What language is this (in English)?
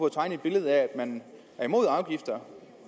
Danish